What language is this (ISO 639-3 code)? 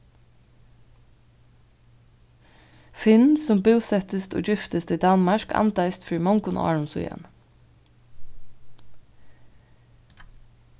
fao